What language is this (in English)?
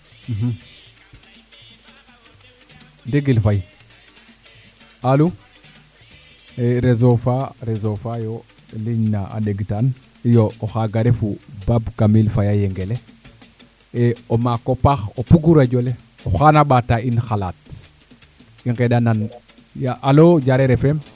Serer